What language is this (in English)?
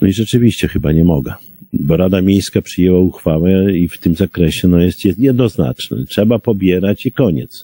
Polish